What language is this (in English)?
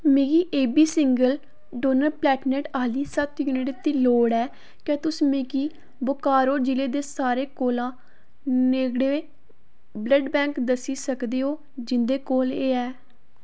Dogri